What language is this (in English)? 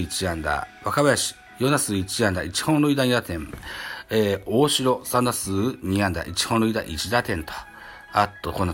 Japanese